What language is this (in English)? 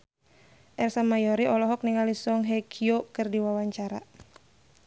Sundanese